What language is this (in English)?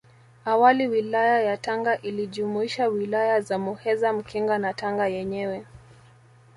Swahili